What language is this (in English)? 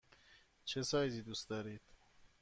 Persian